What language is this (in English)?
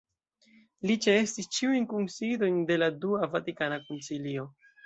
Esperanto